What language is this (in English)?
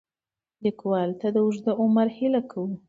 Pashto